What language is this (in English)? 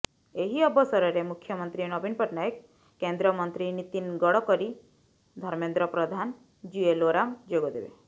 Odia